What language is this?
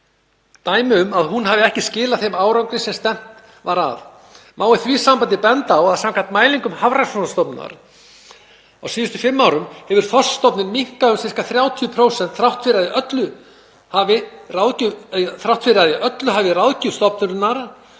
Icelandic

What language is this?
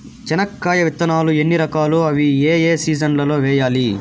Telugu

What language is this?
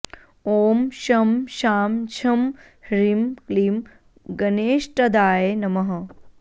Sanskrit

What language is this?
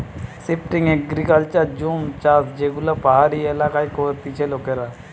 Bangla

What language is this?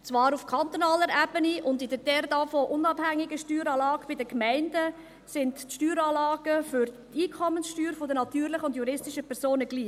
Swiss German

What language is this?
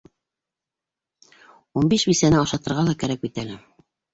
Bashkir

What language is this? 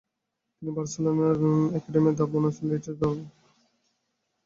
Bangla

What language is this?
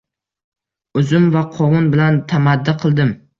Uzbek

